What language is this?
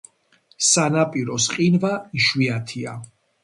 Georgian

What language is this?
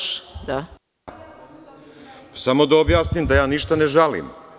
Serbian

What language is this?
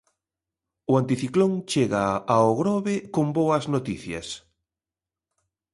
Galician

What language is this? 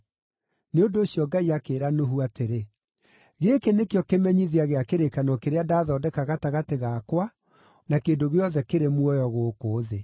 Kikuyu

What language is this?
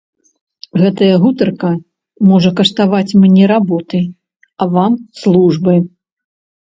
Belarusian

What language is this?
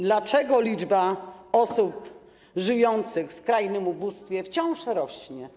Polish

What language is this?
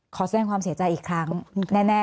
Thai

